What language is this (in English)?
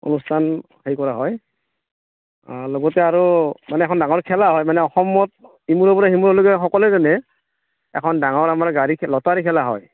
Assamese